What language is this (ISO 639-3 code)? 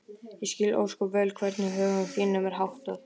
isl